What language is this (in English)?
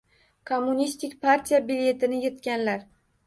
Uzbek